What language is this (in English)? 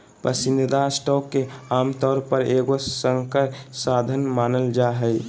Magahi